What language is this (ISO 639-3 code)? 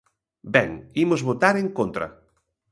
glg